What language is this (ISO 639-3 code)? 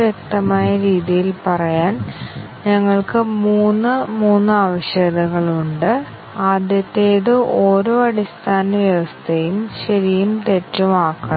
mal